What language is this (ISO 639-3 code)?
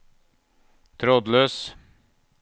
nor